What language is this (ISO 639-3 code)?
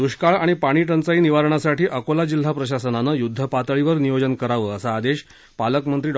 mar